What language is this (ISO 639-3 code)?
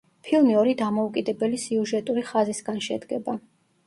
kat